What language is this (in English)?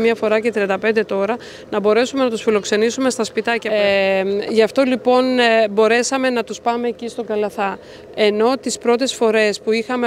Greek